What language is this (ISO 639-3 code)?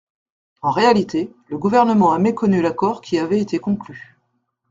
fra